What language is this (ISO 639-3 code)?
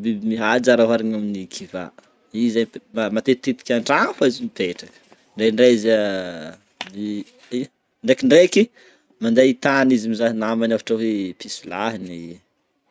bmm